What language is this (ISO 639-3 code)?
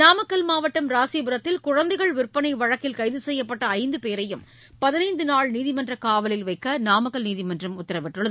tam